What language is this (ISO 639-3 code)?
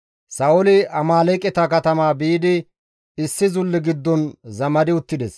gmv